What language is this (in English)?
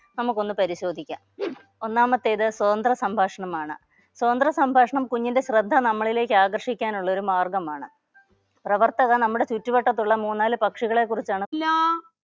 Malayalam